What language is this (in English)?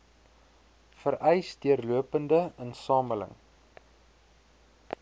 Afrikaans